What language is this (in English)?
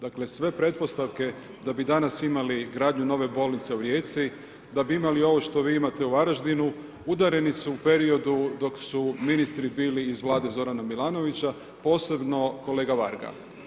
Croatian